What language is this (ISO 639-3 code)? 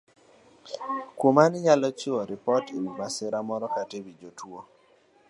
luo